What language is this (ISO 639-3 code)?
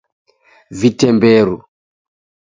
dav